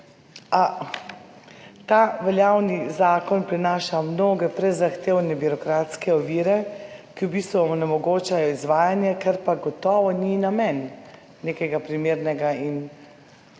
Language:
Slovenian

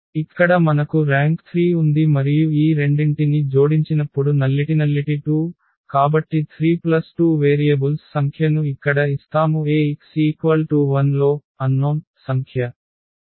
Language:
Telugu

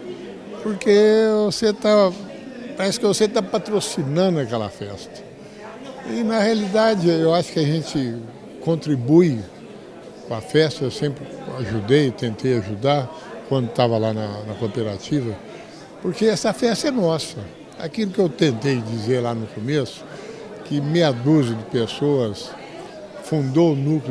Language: Portuguese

